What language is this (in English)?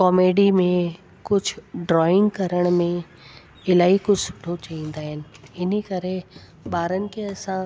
Sindhi